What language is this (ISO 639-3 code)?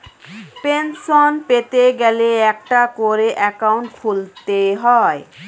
ben